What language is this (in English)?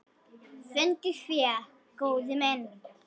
Icelandic